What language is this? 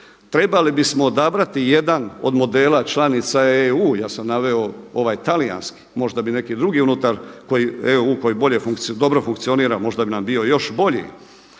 Croatian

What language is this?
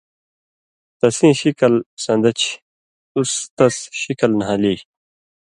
Indus Kohistani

